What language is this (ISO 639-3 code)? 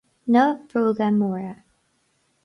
gle